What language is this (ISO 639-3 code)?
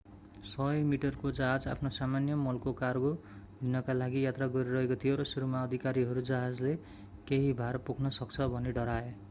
nep